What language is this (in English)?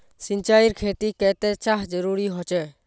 Magahi